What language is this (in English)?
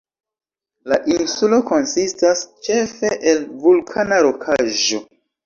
Esperanto